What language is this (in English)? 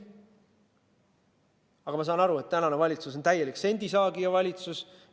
Estonian